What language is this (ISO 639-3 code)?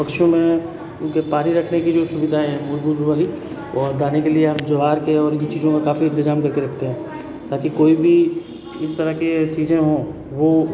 hin